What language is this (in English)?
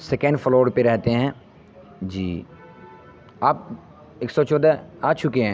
Urdu